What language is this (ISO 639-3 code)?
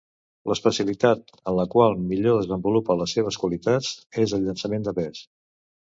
cat